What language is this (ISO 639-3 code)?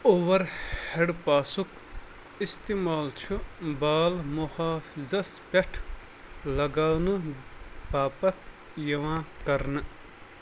kas